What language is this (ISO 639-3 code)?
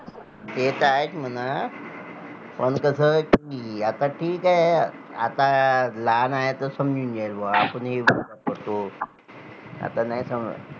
mar